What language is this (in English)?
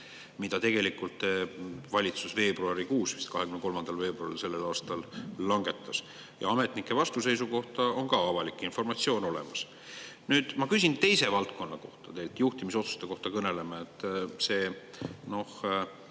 Estonian